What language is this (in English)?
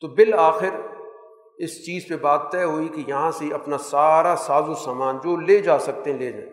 Urdu